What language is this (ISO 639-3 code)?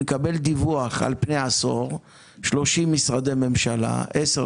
heb